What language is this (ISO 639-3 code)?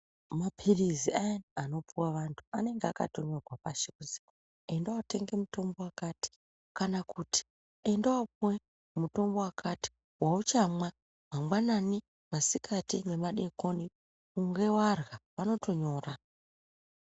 ndc